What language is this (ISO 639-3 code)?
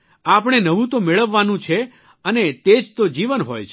guj